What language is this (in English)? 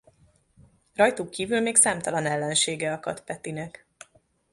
Hungarian